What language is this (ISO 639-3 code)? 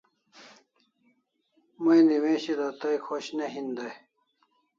kls